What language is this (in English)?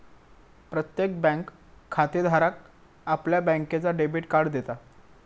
Marathi